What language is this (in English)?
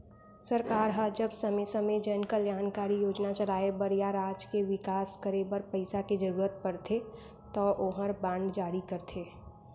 Chhattisgarhi